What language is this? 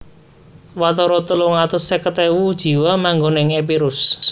Javanese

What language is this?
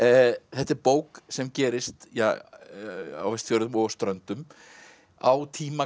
Icelandic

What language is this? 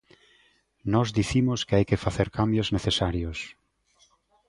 Galician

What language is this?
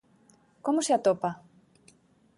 Galician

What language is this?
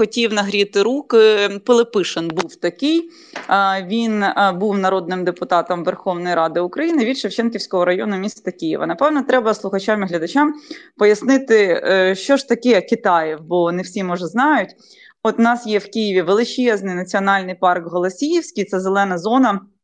Ukrainian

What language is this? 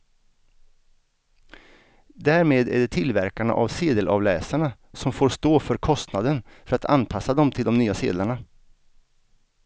Swedish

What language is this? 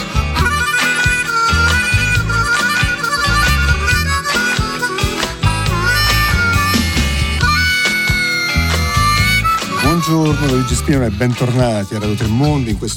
Italian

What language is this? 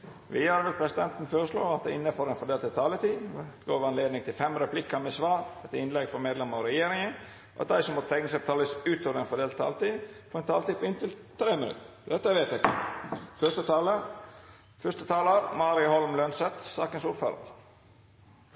Norwegian Nynorsk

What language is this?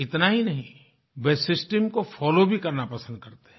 Hindi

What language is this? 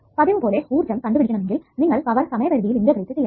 Malayalam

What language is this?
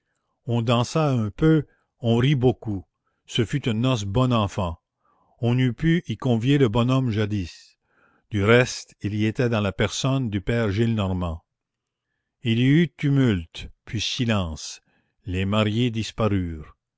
French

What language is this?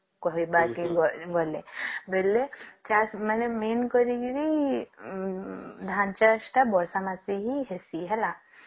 Odia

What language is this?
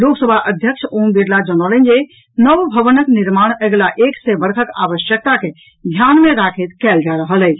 Maithili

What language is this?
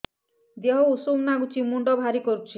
Odia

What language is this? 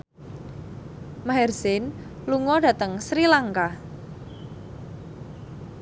Javanese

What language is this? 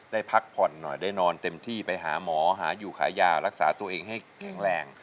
Thai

